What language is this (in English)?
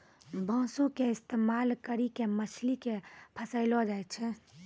Maithili